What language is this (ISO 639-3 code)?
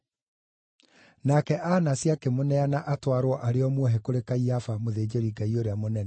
kik